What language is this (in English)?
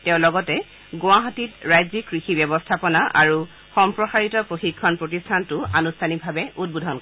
Assamese